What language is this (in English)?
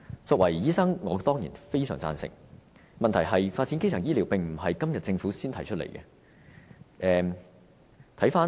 Cantonese